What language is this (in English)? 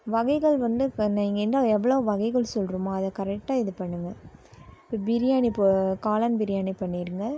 Tamil